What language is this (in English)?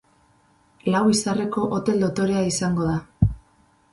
Basque